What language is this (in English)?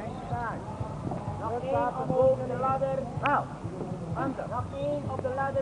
Thai